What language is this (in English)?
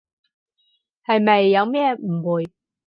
Cantonese